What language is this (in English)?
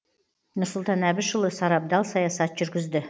Kazakh